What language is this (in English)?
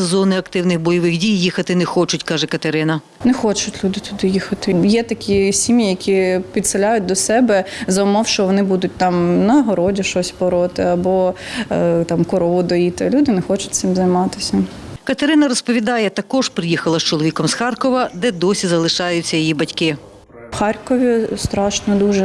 Ukrainian